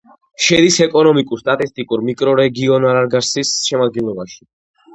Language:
Georgian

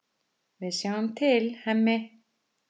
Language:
Icelandic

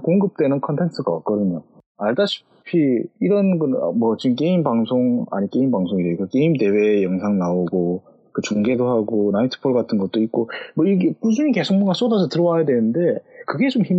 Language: Korean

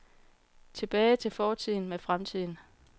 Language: Danish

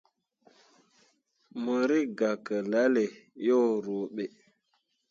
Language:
Mundang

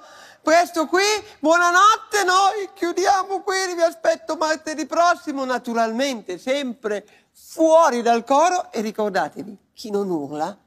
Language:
Italian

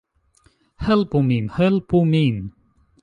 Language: Esperanto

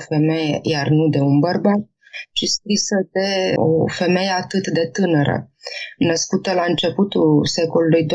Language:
Romanian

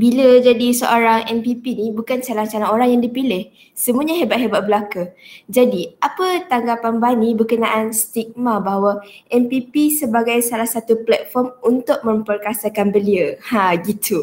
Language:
Malay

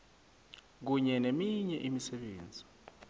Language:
South Ndebele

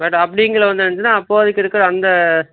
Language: Tamil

